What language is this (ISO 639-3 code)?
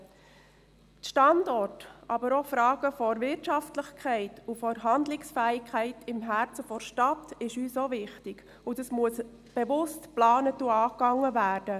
gsw